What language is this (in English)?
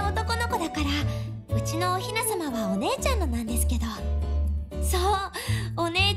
Japanese